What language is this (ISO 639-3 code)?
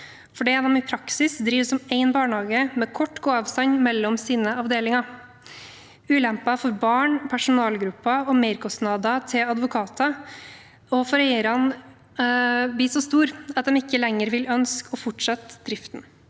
nor